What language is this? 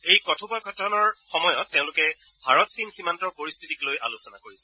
Assamese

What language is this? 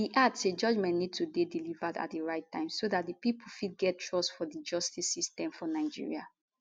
Nigerian Pidgin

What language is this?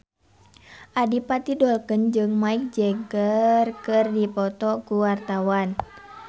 Sundanese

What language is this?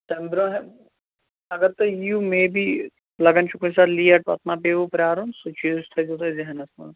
Kashmiri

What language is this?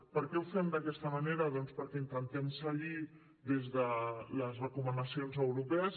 Catalan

